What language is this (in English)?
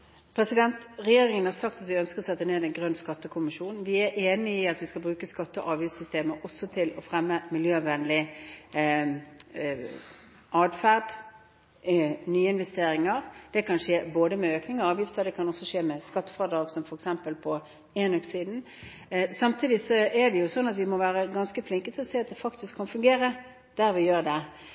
Norwegian Bokmål